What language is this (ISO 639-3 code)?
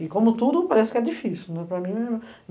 por